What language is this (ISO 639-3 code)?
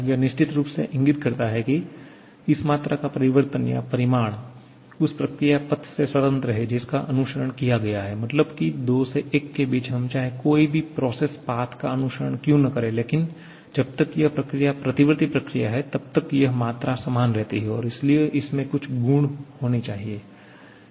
hin